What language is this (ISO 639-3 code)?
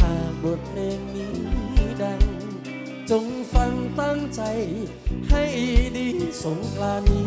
tha